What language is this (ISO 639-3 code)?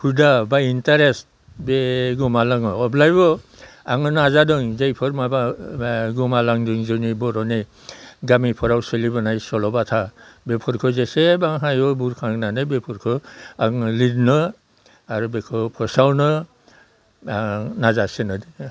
brx